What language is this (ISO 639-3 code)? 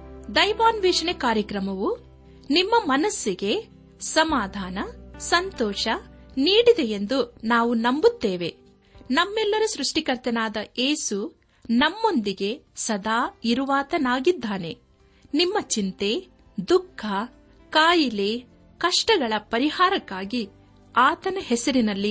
kan